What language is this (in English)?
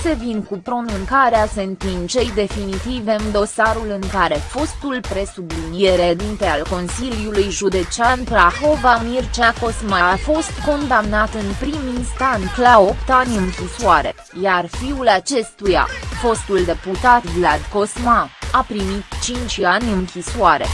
Romanian